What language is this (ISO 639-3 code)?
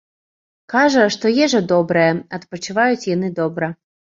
bel